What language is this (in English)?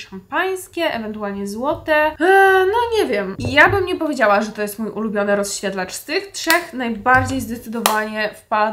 Polish